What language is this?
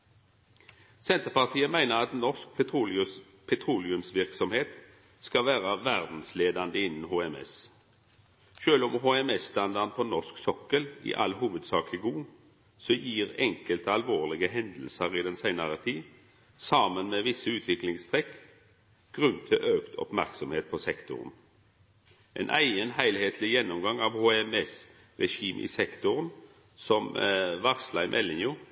Norwegian Nynorsk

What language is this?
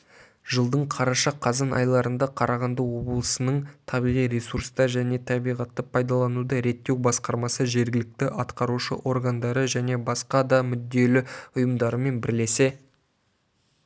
Kazakh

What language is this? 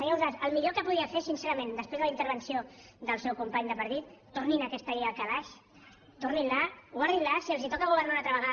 Catalan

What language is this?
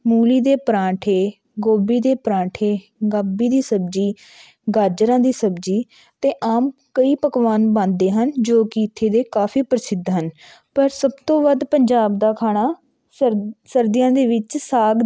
Punjabi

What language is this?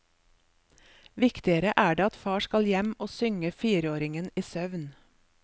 Norwegian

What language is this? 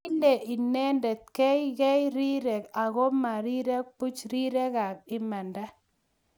Kalenjin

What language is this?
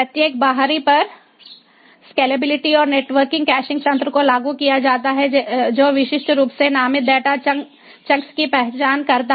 Hindi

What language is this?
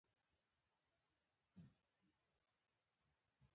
Pashto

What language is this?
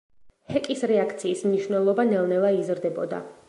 Georgian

